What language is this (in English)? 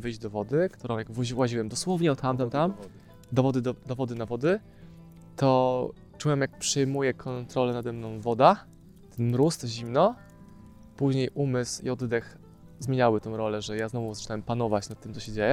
Polish